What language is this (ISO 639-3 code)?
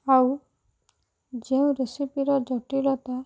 ori